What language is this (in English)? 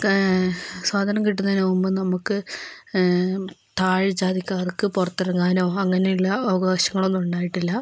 Malayalam